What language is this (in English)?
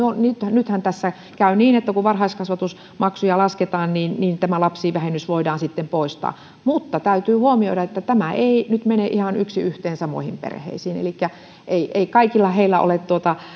Finnish